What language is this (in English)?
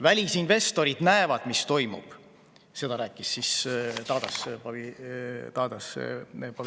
Estonian